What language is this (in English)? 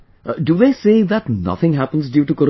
English